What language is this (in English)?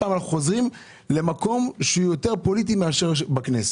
Hebrew